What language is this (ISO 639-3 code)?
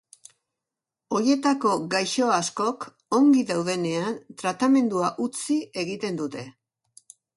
eus